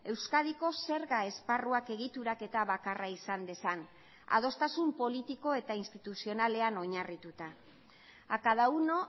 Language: Basque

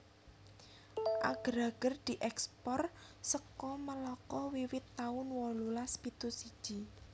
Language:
Javanese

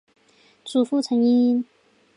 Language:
Chinese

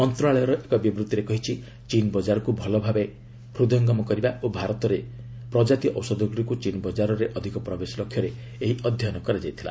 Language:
Odia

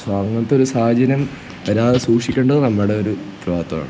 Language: Malayalam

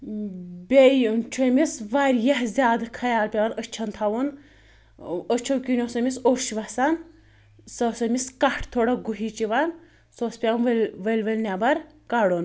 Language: Kashmiri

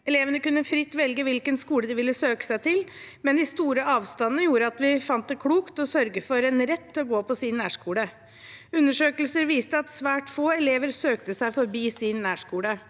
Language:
Norwegian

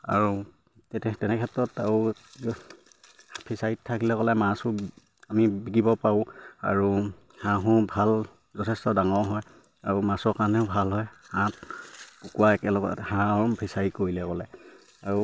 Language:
Assamese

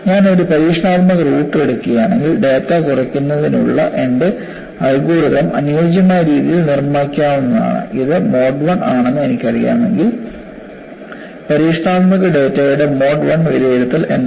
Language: Malayalam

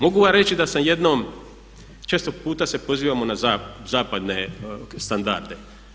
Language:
Croatian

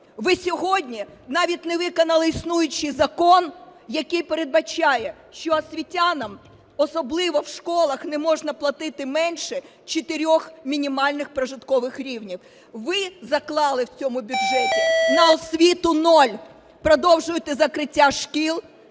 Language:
Ukrainian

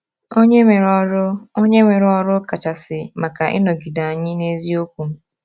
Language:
Igbo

